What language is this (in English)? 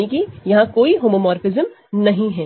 Hindi